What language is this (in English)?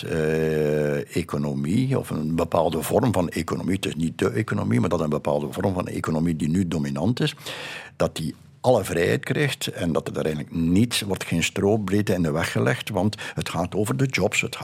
Dutch